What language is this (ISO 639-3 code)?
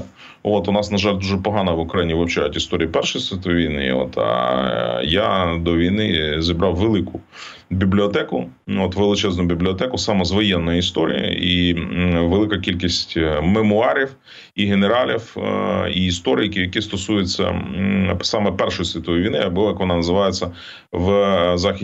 ukr